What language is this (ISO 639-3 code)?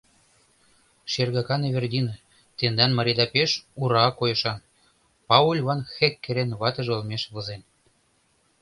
chm